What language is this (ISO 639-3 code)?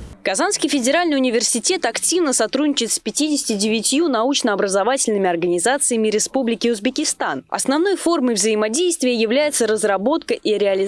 rus